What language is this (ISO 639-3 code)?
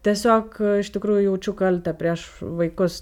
lit